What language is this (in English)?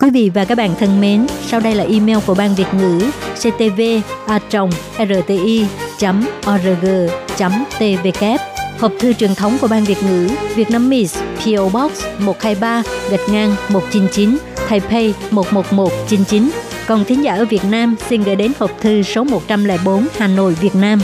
Vietnamese